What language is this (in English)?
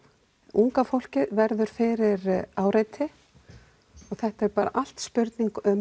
Icelandic